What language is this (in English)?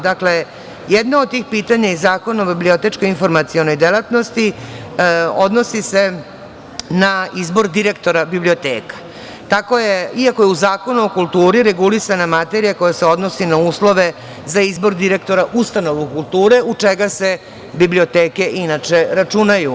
Serbian